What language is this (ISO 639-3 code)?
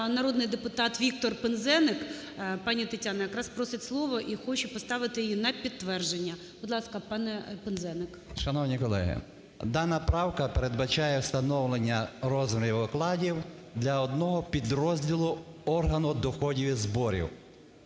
ukr